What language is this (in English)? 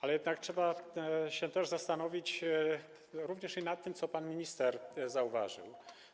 Polish